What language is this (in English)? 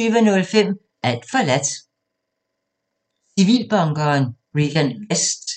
Danish